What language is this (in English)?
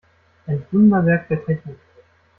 German